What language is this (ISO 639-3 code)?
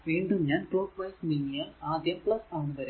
mal